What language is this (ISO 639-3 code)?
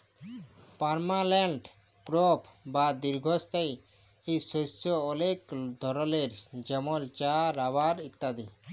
ben